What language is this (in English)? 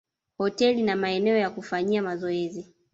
Swahili